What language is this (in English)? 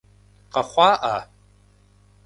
Kabardian